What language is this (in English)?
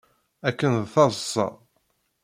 Kabyle